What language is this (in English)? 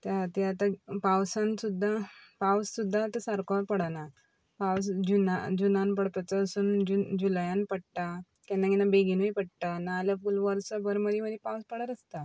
Konkani